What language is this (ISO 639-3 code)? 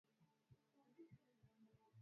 swa